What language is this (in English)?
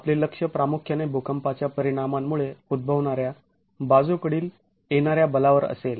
Marathi